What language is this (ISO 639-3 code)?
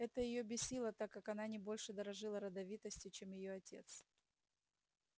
rus